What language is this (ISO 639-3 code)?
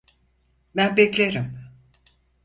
tur